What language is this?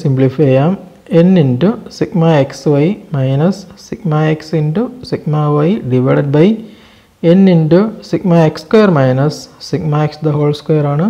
Turkish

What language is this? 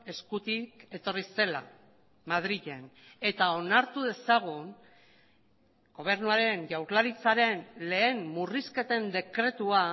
Basque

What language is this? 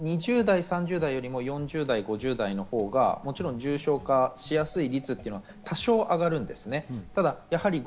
Japanese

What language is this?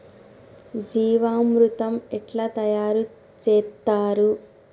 Telugu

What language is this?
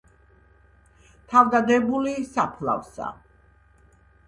Georgian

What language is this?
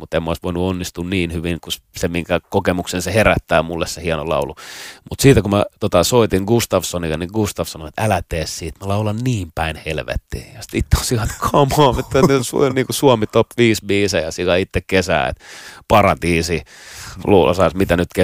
Finnish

